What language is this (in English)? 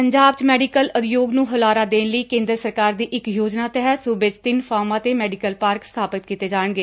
Punjabi